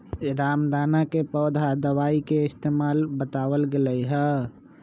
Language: Magahi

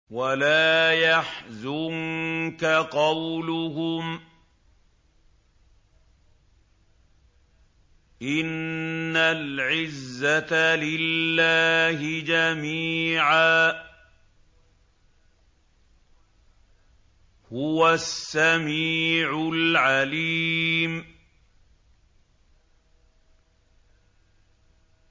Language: Arabic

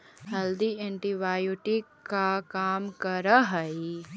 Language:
Magahi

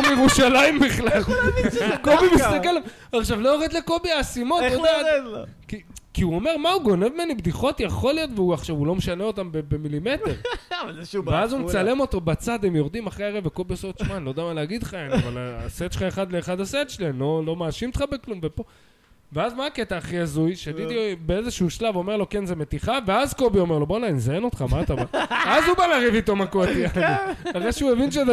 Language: Hebrew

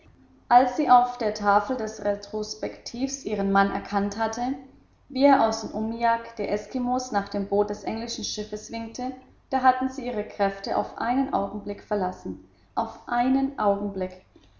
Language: German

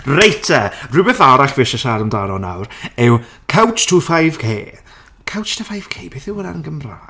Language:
Welsh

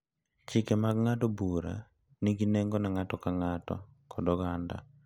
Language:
Luo (Kenya and Tanzania)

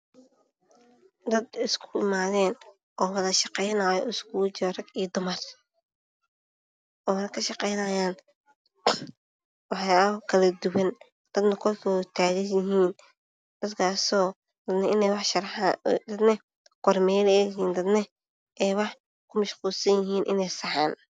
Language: Somali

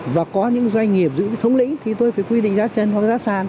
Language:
Vietnamese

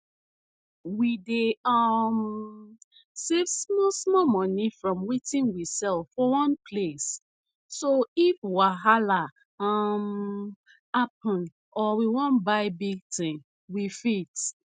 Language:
Nigerian Pidgin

